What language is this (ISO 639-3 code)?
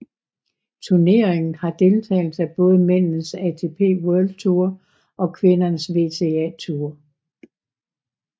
dan